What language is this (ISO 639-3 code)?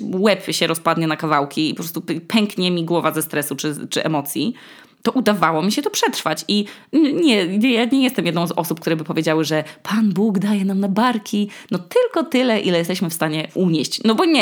pol